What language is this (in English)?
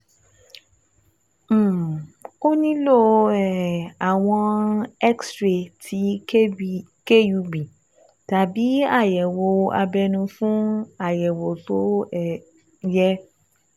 Yoruba